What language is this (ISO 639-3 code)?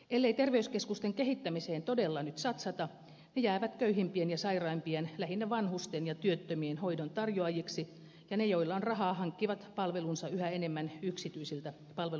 fin